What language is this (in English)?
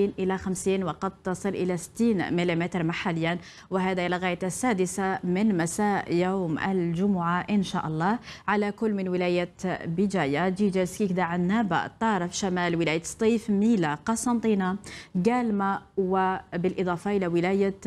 Arabic